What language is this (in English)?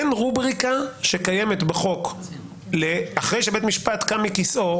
Hebrew